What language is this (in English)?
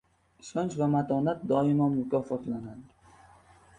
Uzbek